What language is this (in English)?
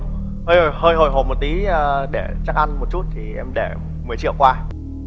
Vietnamese